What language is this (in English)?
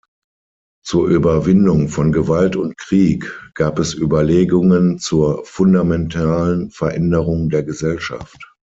German